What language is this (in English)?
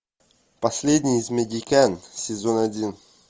Russian